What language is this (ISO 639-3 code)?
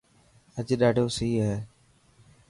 mki